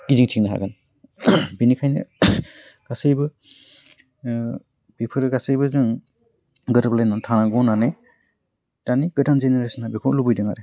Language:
Bodo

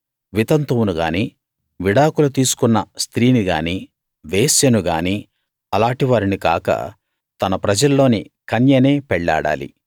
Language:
Telugu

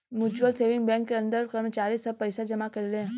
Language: Bhojpuri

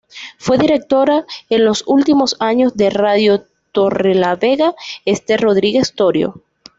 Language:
Spanish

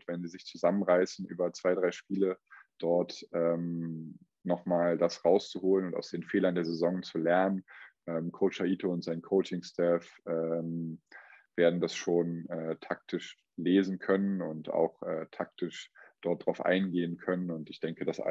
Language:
German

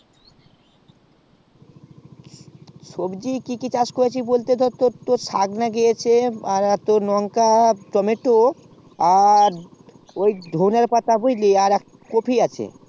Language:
Bangla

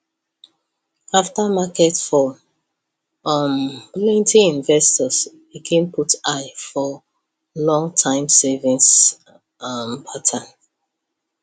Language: Nigerian Pidgin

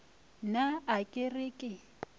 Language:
Northern Sotho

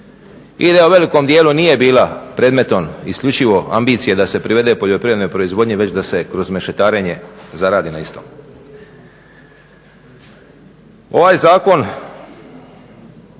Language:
Croatian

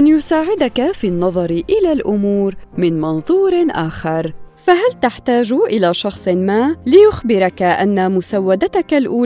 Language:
Arabic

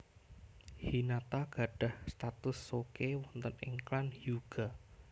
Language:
Javanese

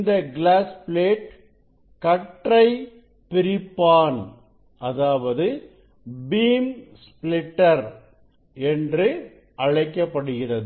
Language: Tamil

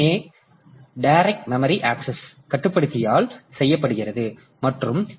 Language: Tamil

